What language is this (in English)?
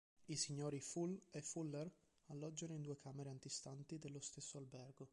Italian